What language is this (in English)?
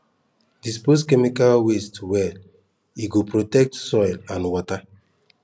Nigerian Pidgin